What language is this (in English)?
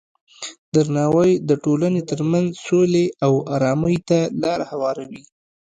Pashto